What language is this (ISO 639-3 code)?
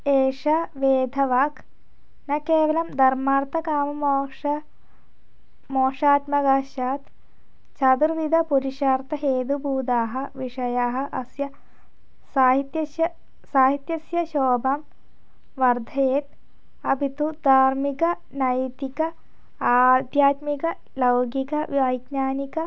san